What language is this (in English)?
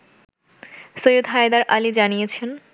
Bangla